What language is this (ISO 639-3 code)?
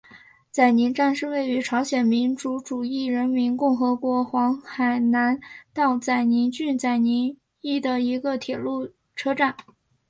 zho